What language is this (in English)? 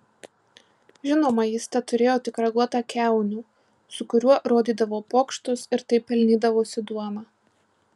Lithuanian